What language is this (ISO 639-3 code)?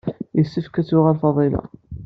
kab